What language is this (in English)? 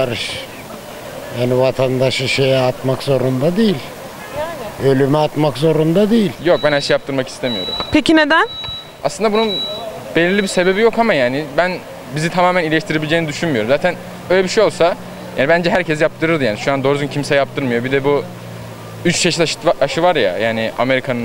Turkish